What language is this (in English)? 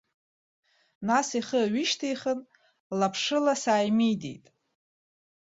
Abkhazian